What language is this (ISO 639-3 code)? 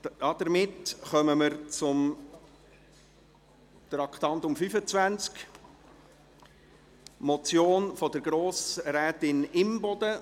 gsw